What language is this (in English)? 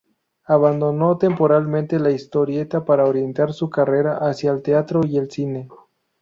Spanish